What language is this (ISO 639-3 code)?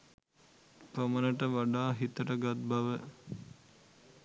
sin